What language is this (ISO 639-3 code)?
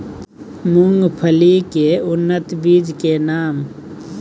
mai